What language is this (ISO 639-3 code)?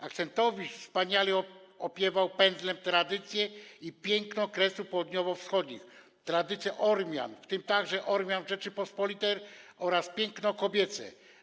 pol